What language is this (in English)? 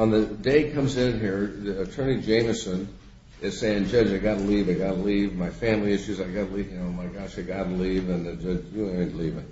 English